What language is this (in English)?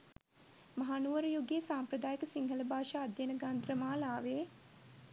Sinhala